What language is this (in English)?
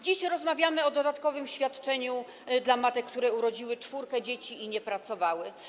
Polish